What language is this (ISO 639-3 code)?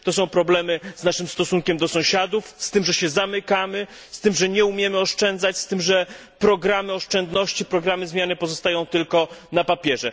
pol